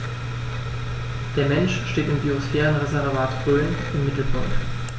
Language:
German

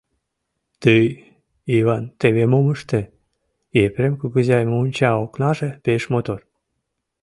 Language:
Mari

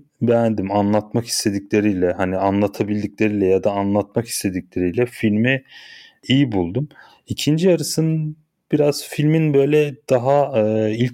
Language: Turkish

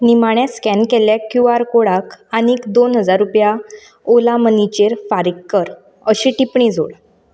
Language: Konkani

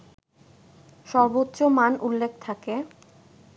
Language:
Bangla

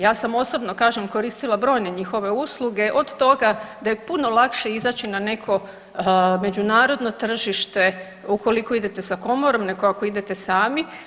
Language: Croatian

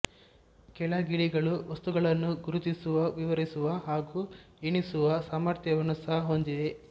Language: Kannada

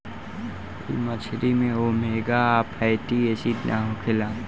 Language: Bhojpuri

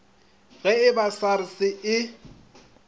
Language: Northern Sotho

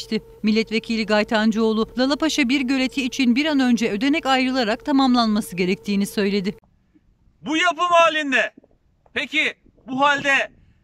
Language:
Turkish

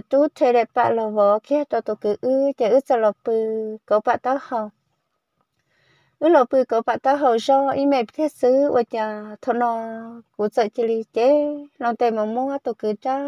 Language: Vietnamese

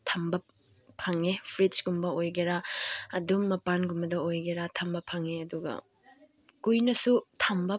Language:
Manipuri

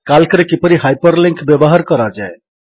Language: Odia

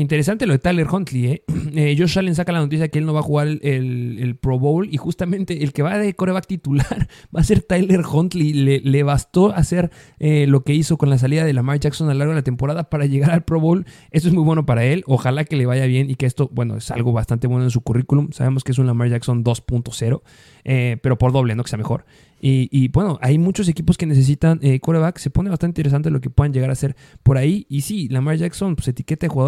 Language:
Spanish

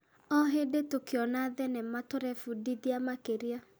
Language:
Kikuyu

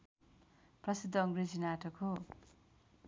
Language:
Nepali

